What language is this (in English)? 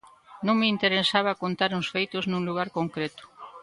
Galician